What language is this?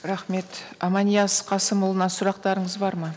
Kazakh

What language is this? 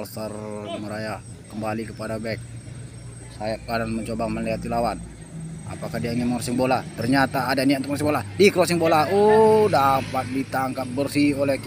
Indonesian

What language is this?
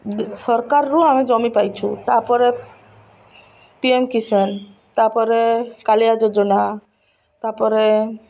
Odia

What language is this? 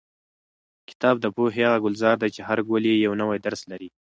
Pashto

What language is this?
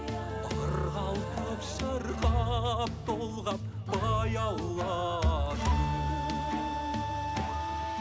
Kazakh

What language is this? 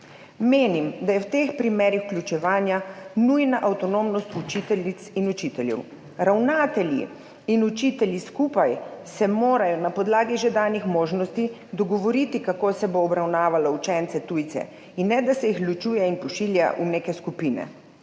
Slovenian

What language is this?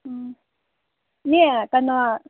Manipuri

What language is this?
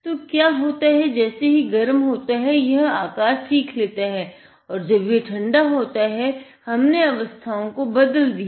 Hindi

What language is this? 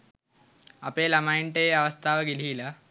Sinhala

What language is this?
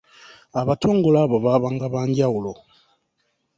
Ganda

